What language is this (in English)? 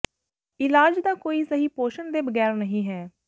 Punjabi